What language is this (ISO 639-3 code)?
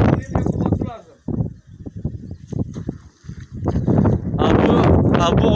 tur